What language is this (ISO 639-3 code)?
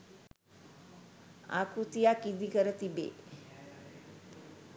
sin